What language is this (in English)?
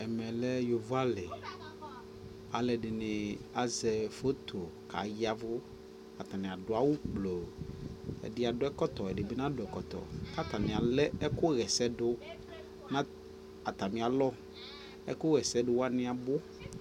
Ikposo